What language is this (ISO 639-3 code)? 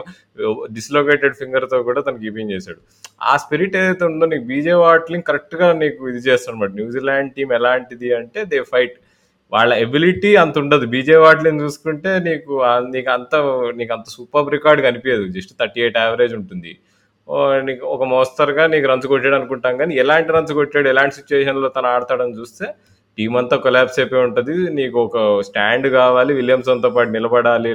tel